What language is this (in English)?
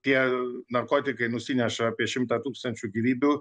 Lithuanian